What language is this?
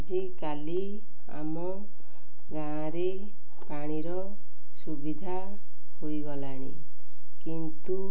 Odia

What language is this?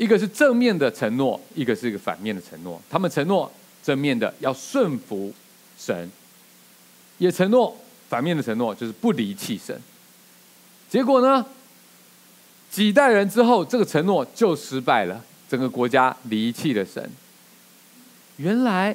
Chinese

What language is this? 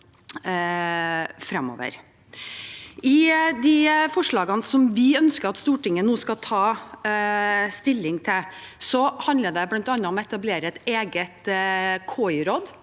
Norwegian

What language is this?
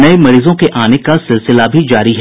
Hindi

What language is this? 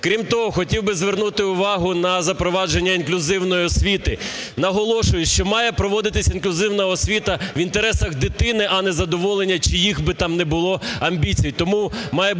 Ukrainian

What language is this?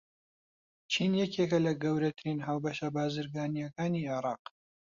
Central Kurdish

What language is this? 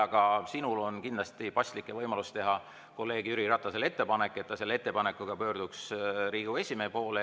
Estonian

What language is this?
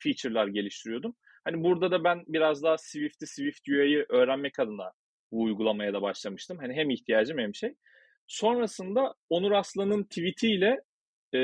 Turkish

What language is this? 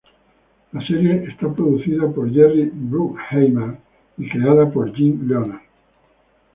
Spanish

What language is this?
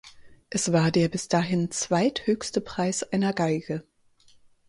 German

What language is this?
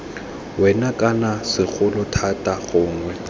Tswana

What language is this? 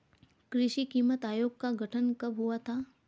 Hindi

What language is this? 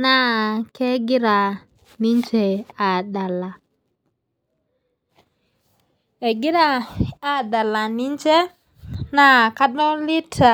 Masai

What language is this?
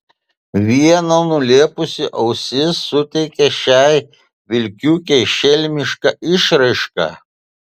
Lithuanian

